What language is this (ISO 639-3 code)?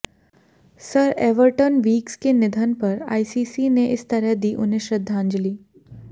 hin